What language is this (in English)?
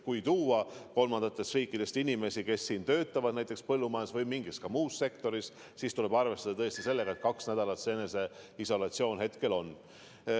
Estonian